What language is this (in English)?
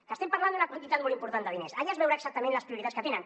Catalan